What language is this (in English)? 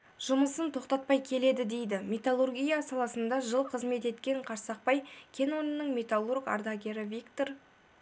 Kazakh